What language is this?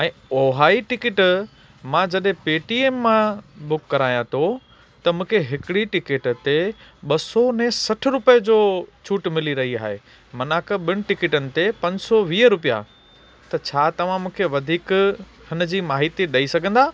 Sindhi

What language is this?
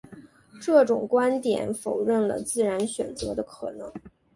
Chinese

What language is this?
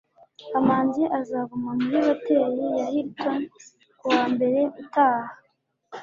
Kinyarwanda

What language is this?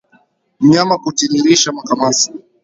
Swahili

